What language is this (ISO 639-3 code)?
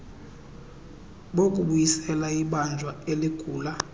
xho